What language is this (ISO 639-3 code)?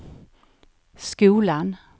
swe